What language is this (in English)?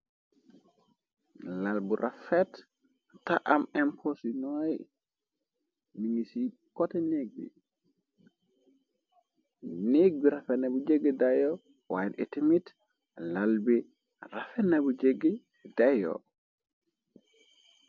Wolof